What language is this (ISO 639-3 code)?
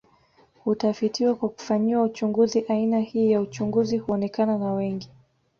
swa